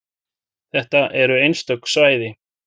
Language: Icelandic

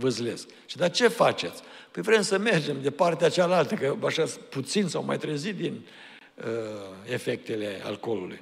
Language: Romanian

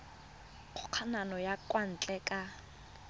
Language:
Tswana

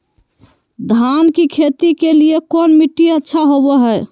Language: Magahi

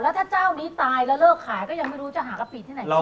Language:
Thai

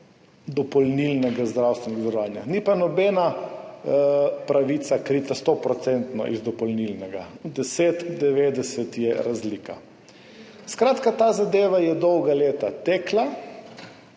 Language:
Slovenian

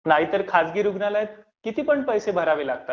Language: Marathi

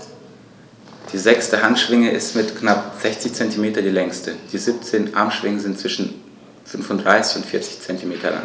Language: German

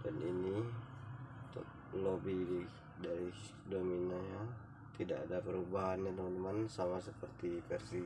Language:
Indonesian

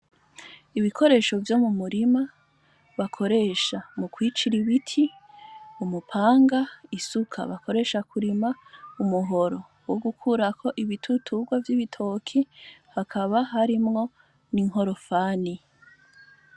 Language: Rundi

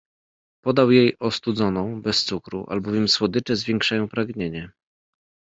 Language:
Polish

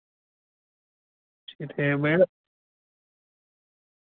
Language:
Dogri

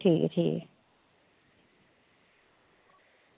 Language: Dogri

